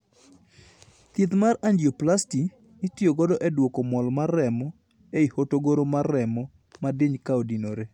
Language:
Luo (Kenya and Tanzania)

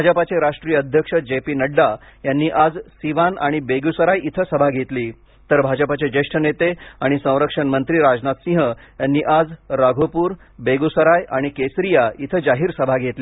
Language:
Marathi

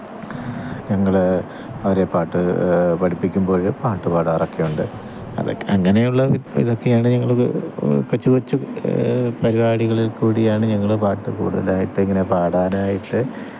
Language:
Malayalam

